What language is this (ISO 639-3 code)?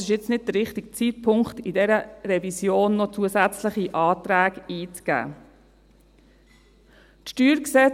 gsw